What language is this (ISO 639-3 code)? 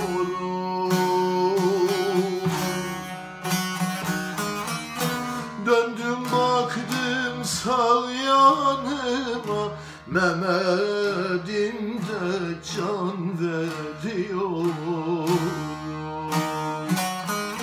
tur